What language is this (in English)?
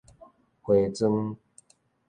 Min Nan Chinese